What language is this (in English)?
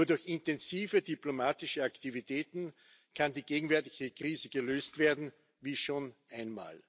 German